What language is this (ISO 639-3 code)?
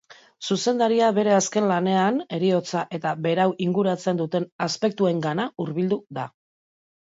eus